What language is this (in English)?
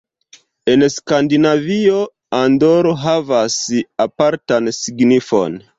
Esperanto